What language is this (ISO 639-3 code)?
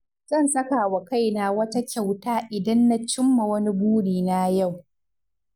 hau